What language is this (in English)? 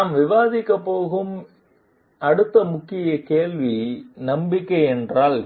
Tamil